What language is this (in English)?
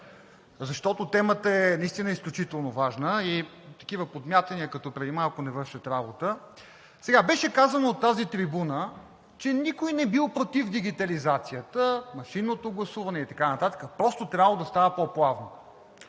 Bulgarian